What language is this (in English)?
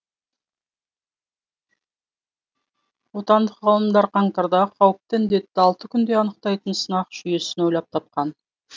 Kazakh